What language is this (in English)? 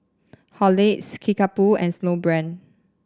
English